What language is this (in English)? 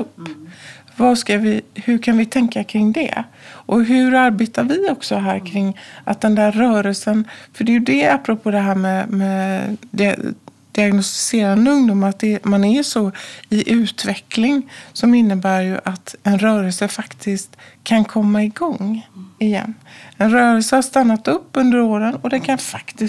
Swedish